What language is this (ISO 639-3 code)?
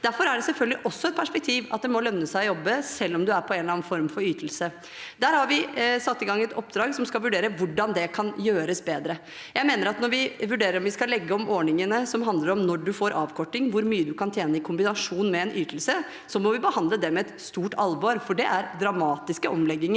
nor